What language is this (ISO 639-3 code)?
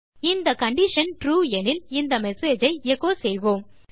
tam